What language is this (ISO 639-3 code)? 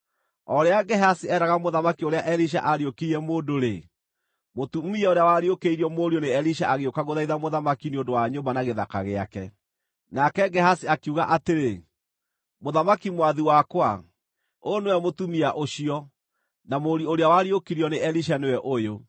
kik